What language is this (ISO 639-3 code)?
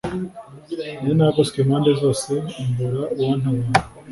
kin